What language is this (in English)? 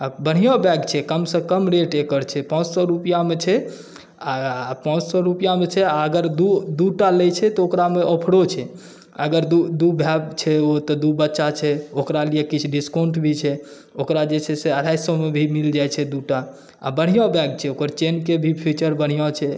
Maithili